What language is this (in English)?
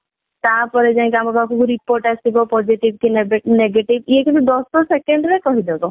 Odia